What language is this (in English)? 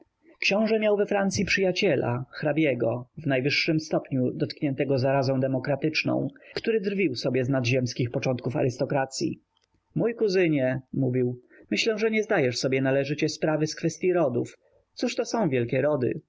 Polish